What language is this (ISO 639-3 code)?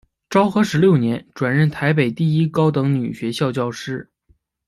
zho